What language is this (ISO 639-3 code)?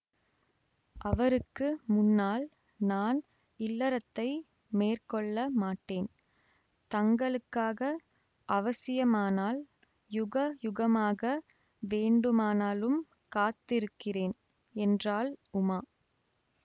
tam